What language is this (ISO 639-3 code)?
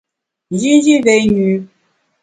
bax